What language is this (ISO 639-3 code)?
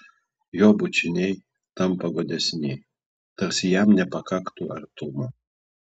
lit